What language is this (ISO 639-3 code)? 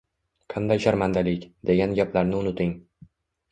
uzb